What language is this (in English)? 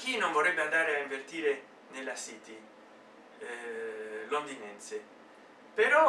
Italian